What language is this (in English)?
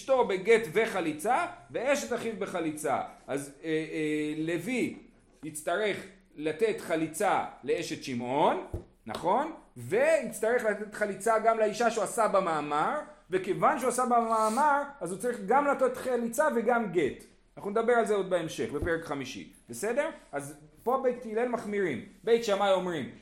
Hebrew